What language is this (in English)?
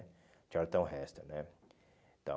Portuguese